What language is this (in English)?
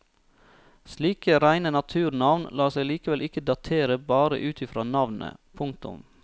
Norwegian